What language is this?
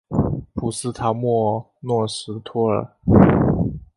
Chinese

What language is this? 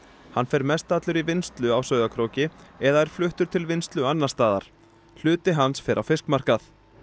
Icelandic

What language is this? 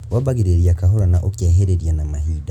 Kikuyu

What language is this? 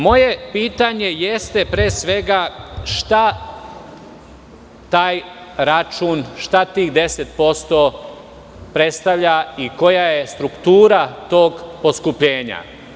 Serbian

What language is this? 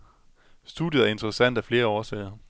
Danish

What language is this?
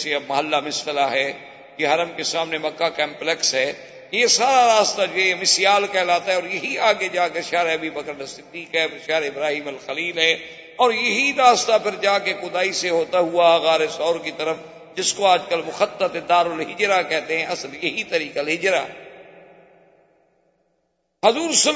Urdu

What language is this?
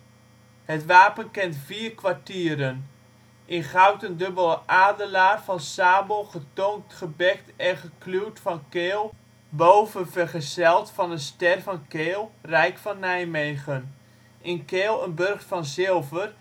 Dutch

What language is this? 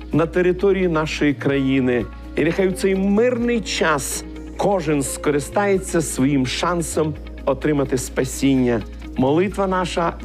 Ukrainian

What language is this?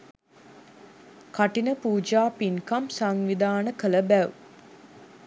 Sinhala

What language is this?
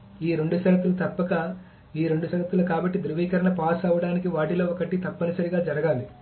Telugu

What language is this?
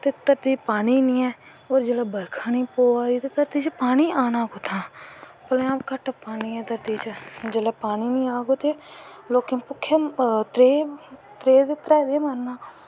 Dogri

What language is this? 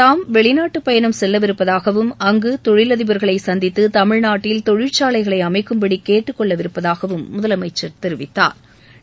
Tamil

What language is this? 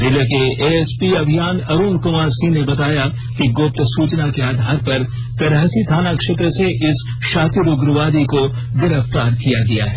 Hindi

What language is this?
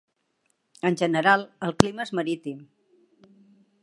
Catalan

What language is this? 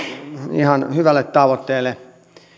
Finnish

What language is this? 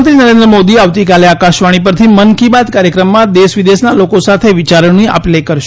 Gujarati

